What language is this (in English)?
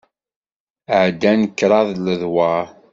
Kabyle